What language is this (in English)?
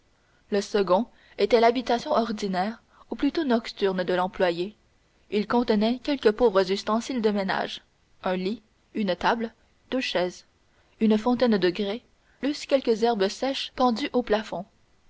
French